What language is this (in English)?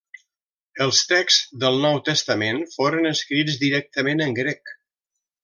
Catalan